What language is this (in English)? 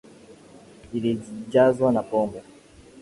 Swahili